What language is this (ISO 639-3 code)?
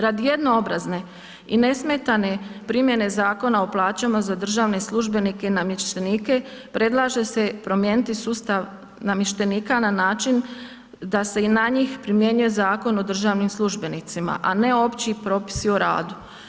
hrv